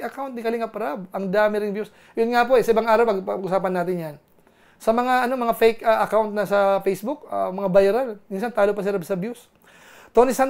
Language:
Filipino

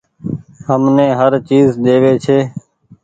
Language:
Goaria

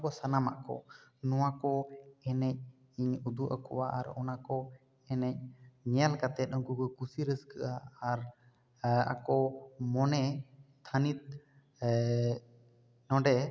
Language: Santali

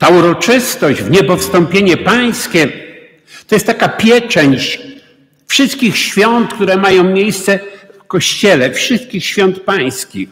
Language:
Polish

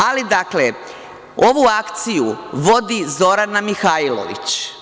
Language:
Serbian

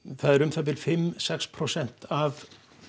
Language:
Icelandic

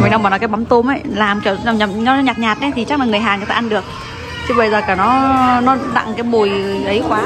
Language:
Vietnamese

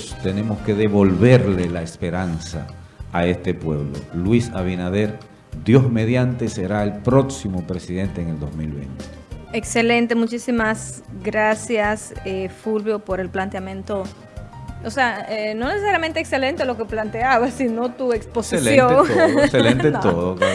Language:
Spanish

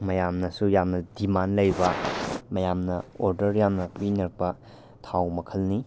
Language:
Manipuri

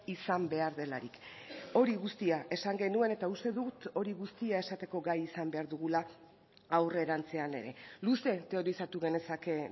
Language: Basque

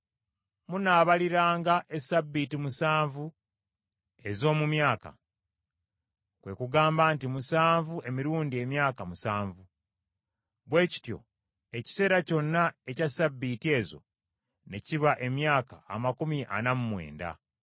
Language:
Ganda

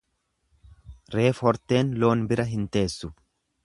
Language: Oromo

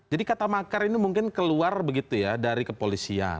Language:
Indonesian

